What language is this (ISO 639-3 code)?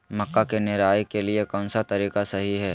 mag